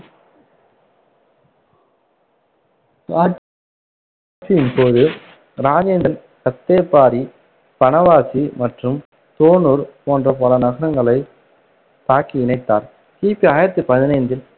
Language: Tamil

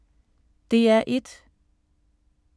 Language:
Danish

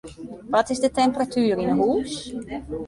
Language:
Western Frisian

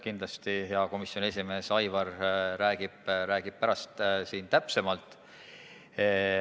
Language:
Estonian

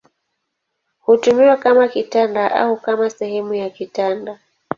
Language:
Swahili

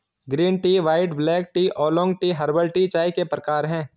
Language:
Hindi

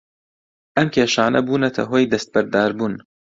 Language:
Central Kurdish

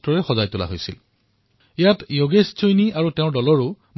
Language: Assamese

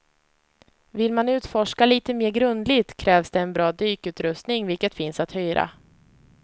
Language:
Swedish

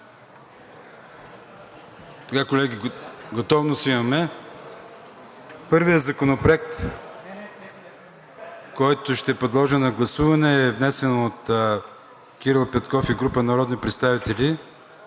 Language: Bulgarian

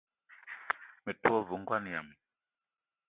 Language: Eton (Cameroon)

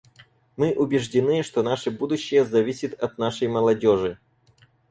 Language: Russian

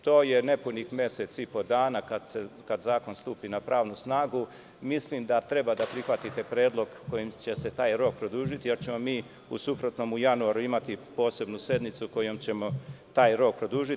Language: Serbian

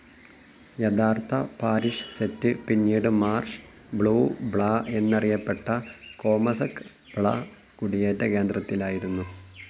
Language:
Malayalam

